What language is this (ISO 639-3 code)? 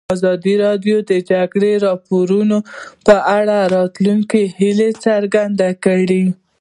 pus